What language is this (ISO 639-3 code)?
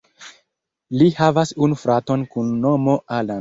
epo